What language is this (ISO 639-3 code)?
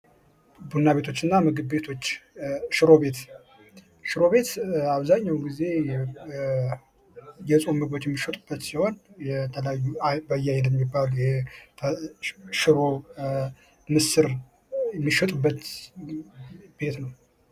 amh